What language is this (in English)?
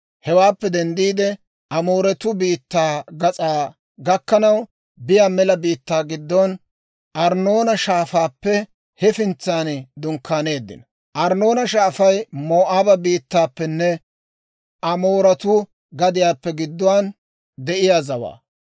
Dawro